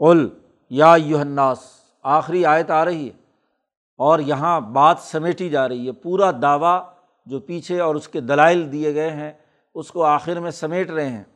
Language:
Urdu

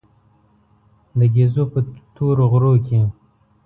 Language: Pashto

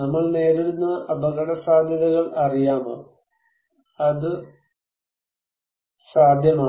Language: Malayalam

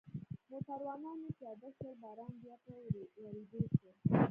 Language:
Pashto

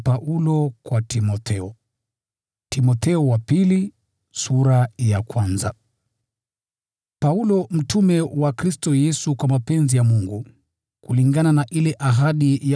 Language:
Swahili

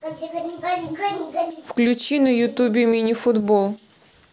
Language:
Russian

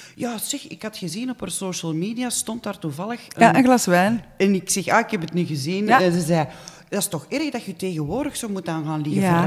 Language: Dutch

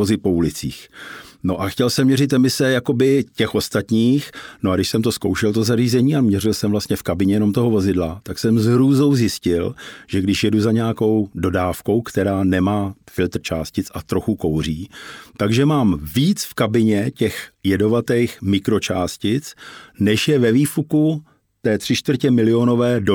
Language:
Czech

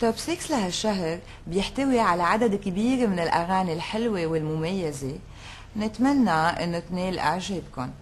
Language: Arabic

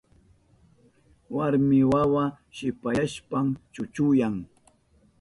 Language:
Southern Pastaza Quechua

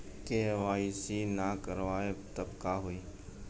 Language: Bhojpuri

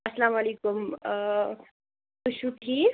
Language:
Kashmiri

